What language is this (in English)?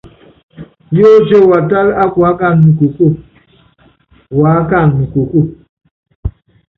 Yangben